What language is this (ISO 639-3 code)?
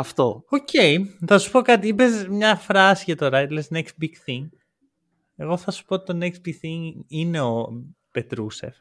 ell